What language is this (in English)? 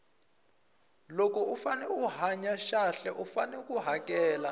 Tsonga